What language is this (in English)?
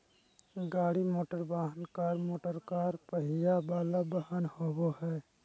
Magahi